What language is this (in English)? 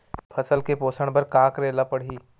Chhattisgarhi